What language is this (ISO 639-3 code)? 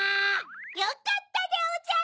jpn